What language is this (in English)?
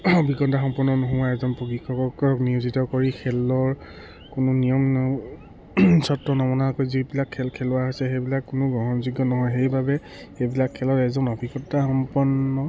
Assamese